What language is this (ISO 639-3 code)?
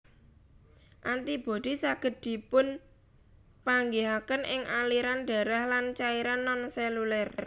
jav